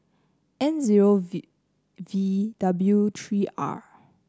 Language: English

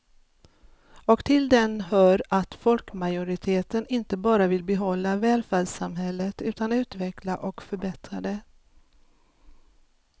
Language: Swedish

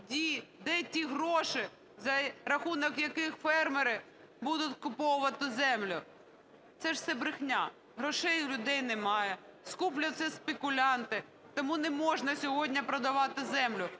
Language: Ukrainian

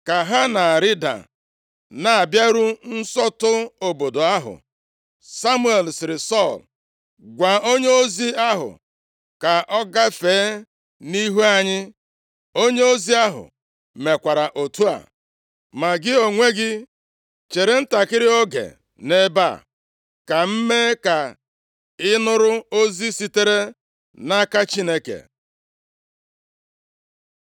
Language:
Igbo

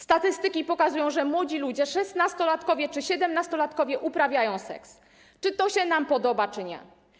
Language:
Polish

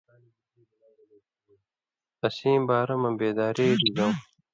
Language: Indus Kohistani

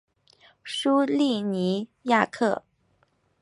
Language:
Chinese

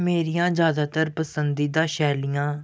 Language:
Punjabi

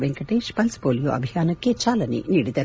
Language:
Kannada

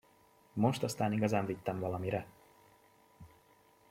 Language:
Hungarian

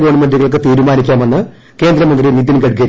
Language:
Malayalam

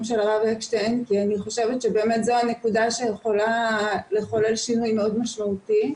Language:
Hebrew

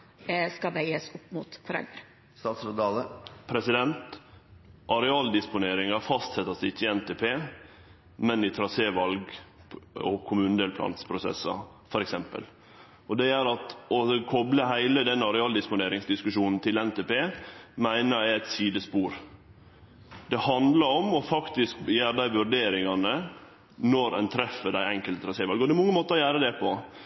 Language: Norwegian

